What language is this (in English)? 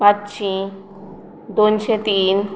Konkani